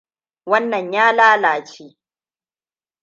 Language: Hausa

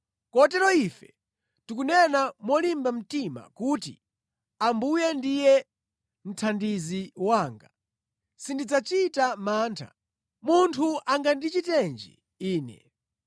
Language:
Nyanja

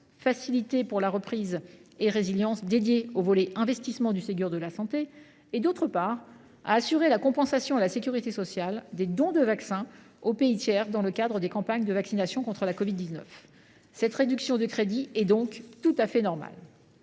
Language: French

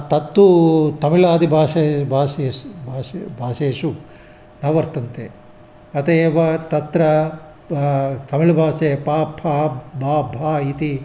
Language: Sanskrit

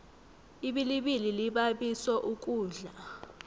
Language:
South Ndebele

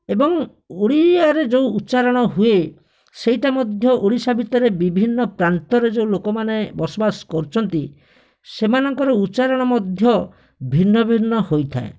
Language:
Odia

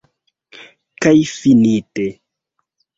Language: Esperanto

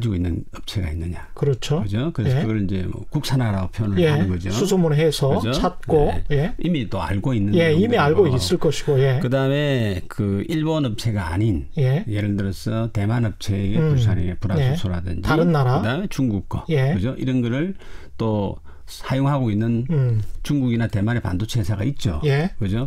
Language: Korean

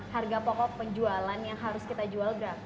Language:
Indonesian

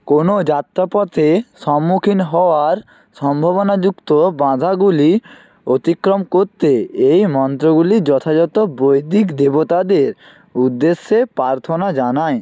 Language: Bangla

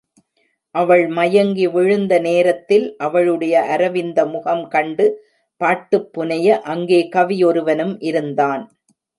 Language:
Tamil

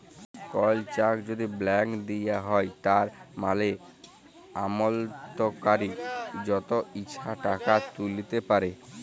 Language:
Bangla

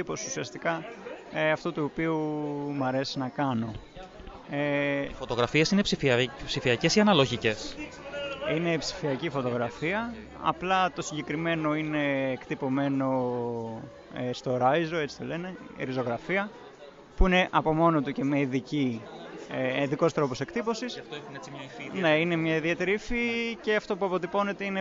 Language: Greek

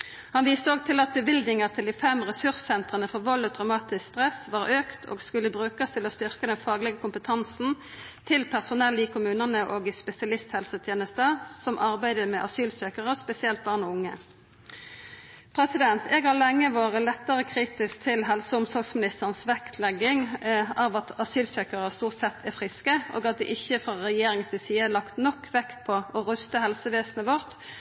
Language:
Norwegian Nynorsk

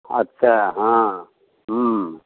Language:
Maithili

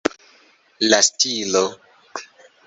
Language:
Esperanto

